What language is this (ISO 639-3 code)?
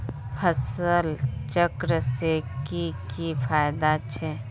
mag